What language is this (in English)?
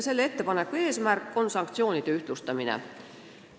Estonian